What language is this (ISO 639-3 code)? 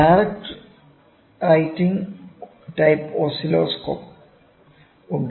mal